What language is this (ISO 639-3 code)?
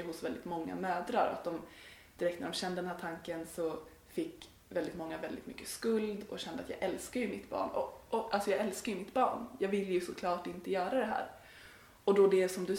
swe